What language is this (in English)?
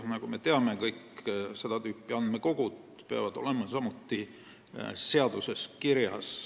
Estonian